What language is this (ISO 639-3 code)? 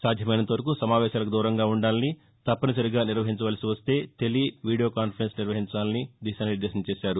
tel